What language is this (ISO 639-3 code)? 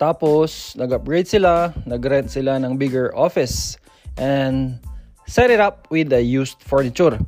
fil